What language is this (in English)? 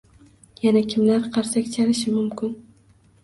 Uzbek